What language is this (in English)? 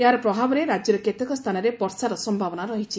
Odia